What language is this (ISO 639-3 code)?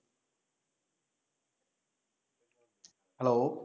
ben